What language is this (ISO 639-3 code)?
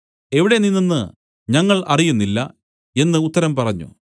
mal